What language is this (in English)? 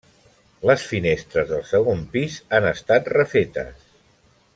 Catalan